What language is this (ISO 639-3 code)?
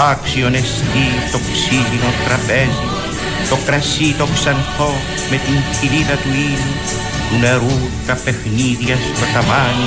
ell